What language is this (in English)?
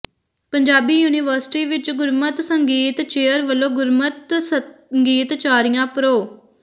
Punjabi